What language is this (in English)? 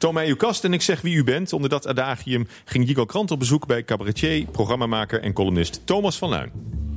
Dutch